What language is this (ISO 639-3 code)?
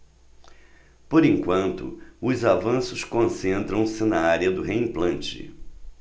por